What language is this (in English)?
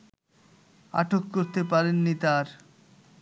Bangla